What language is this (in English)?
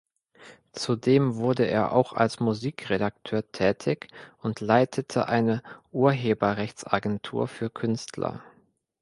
German